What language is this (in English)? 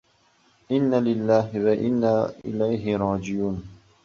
Uzbek